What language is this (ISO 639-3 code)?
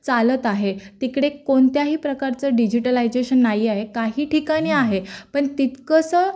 mar